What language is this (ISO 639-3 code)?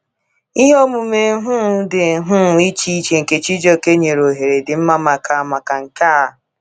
ibo